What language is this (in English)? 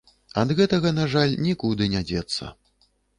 Belarusian